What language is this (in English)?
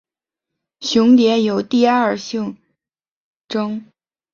Chinese